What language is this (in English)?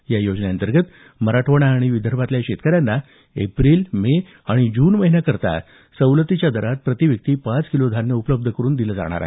Marathi